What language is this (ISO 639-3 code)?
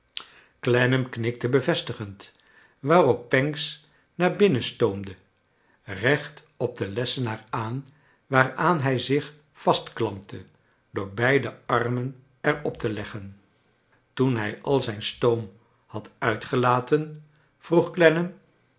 nld